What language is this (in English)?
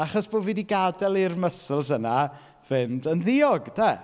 Welsh